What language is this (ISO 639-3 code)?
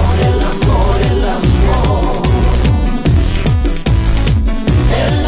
hun